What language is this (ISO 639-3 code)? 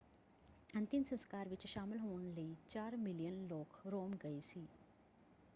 pan